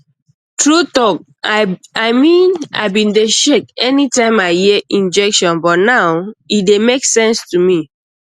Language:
Nigerian Pidgin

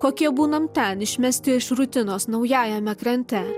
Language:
Lithuanian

